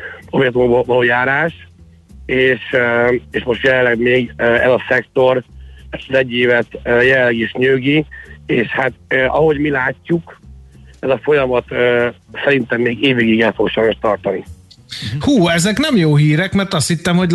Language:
Hungarian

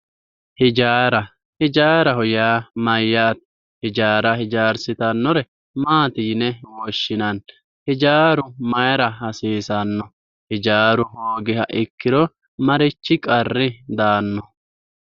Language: Sidamo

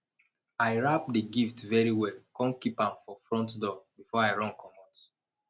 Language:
Nigerian Pidgin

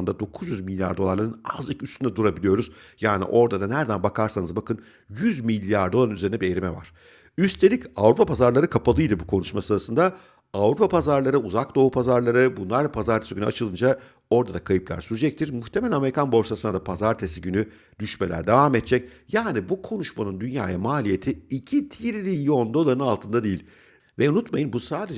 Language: Turkish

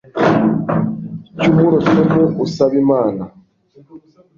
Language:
Kinyarwanda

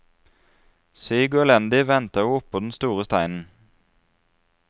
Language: Norwegian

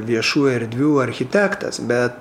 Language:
Lithuanian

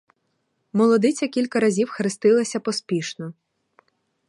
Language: Ukrainian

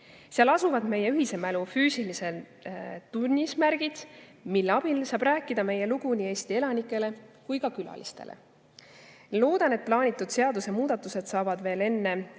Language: Estonian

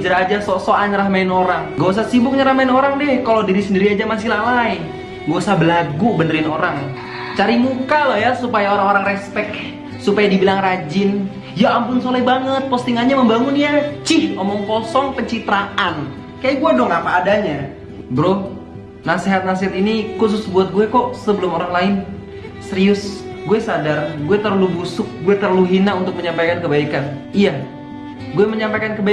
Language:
Indonesian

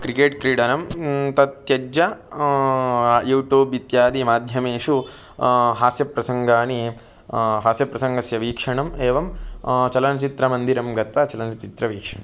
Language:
Sanskrit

